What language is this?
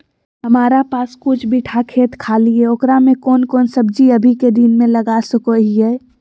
Magahi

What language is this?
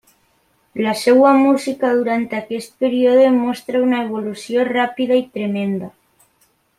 Catalan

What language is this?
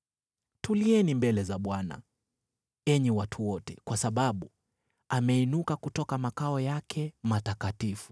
Swahili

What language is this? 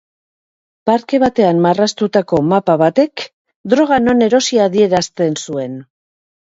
Basque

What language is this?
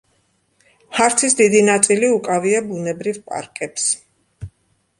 Georgian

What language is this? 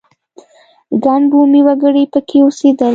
Pashto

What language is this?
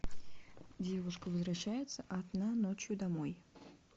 Russian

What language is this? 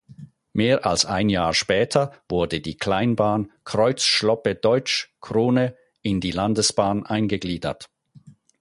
German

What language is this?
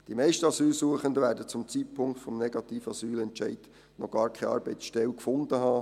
Swiss German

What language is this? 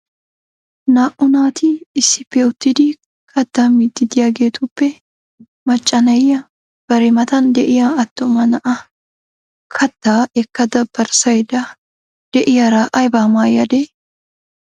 Wolaytta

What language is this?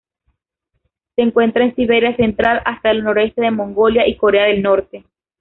Spanish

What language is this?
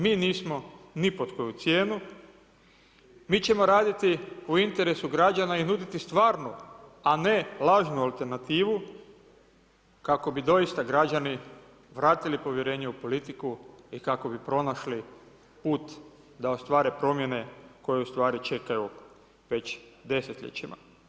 Croatian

